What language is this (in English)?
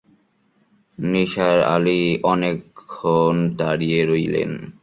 Bangla